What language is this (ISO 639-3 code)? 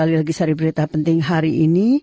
ind